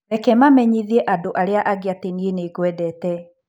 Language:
Kikuyu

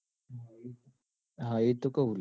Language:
Gujarati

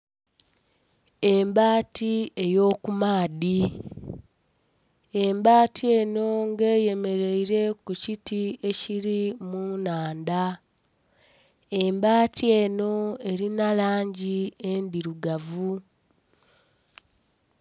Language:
Soga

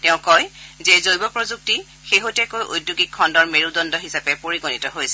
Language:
Assamese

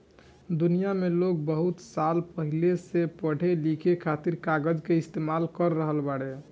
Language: Bhojpuri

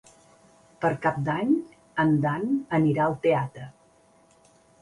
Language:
Catalan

